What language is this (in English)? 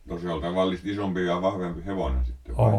Finnish